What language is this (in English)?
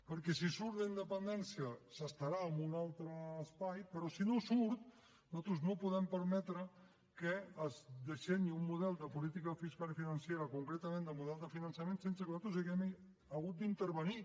Catalan